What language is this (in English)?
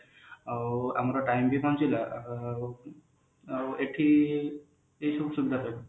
Odia